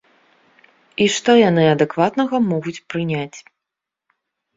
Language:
Belarusian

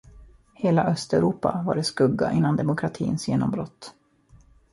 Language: Swedish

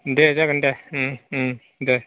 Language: Bodo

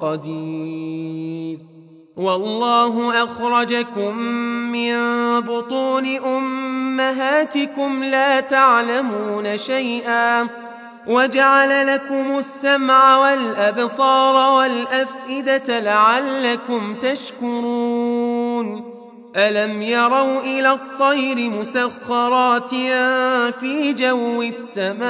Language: Arabic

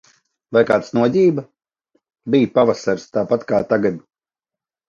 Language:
Latvian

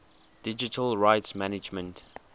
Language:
English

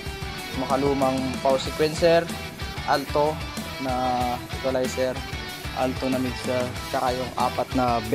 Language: Filipino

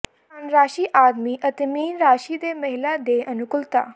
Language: Punjabi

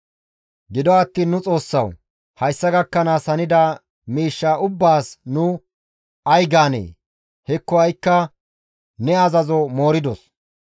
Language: Gamo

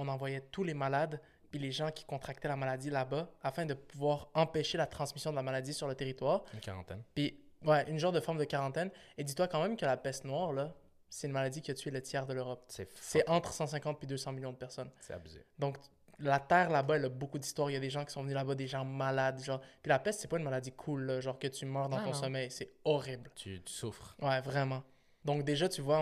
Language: French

